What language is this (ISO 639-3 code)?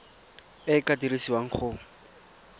tsn